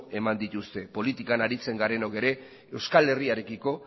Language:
Basque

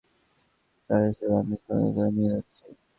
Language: Bangla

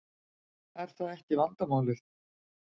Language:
Icelandic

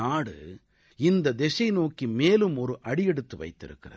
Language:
Tamil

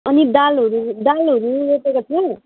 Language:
Nepali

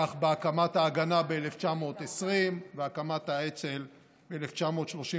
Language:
Hebrew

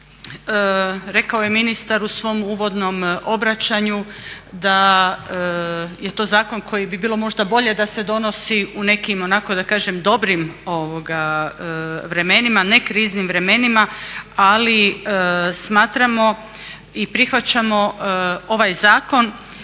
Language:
Croatian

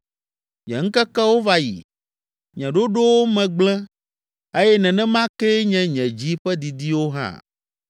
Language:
Ewe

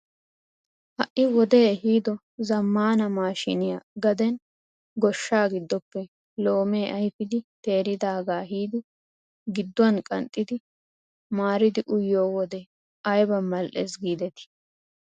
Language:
Wolaytta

